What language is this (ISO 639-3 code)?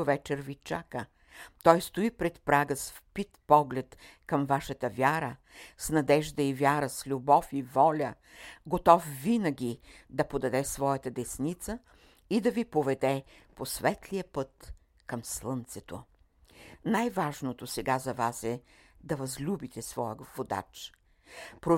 bul